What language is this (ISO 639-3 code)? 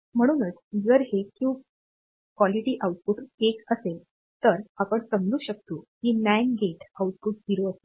mar